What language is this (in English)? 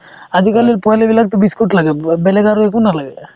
Assamese